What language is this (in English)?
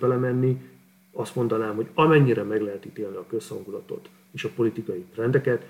Hungarian